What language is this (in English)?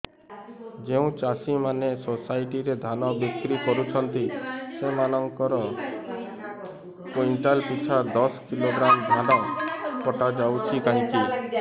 Odia